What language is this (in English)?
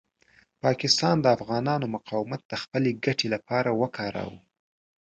Pashto